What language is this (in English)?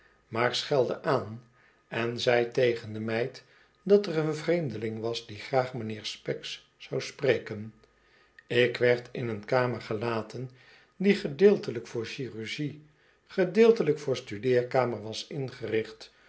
Dutch